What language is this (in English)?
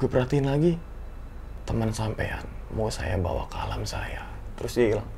Indonesian